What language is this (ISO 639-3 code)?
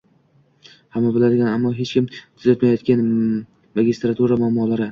uzb